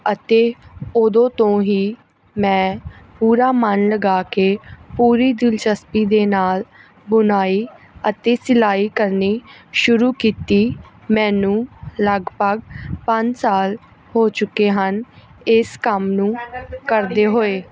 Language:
Punjabi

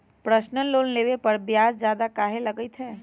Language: Magahi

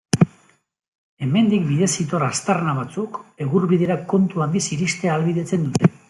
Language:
Basque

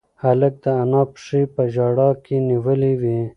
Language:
Pashto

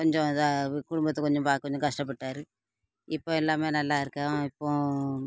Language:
Tamil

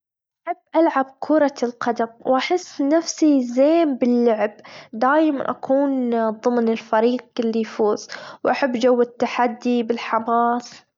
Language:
Gulf Arabic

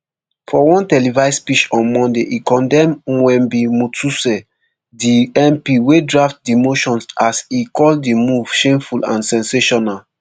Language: Nigerian Pidgin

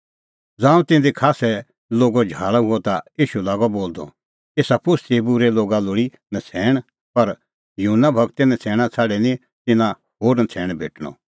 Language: Kullu Pahari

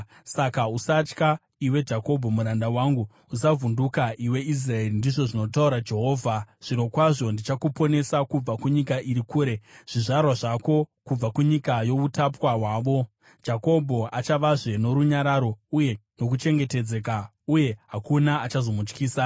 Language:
Shona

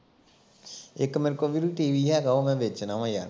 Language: Punjabi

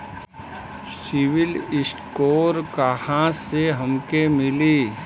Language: Bhojpuri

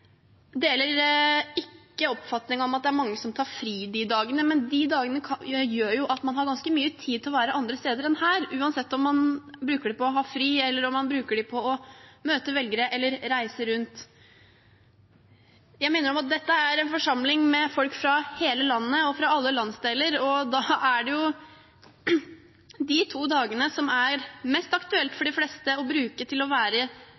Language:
Norwegian Bokmål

